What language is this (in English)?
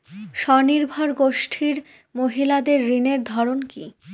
Bangla